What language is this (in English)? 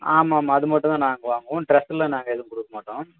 Tamil